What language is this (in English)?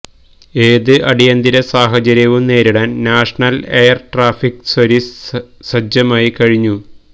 Malayalam